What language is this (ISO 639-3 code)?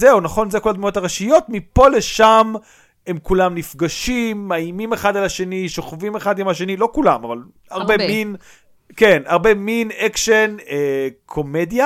heb